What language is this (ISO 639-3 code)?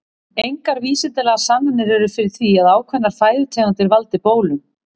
isl